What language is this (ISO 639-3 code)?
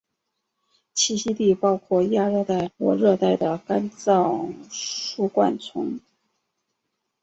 zho